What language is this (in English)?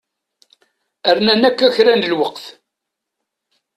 Kabyle